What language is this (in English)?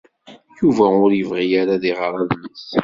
Kabyle